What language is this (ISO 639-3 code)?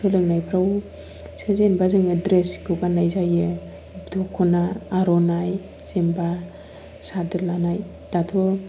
brx